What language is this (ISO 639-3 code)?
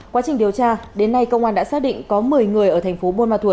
vie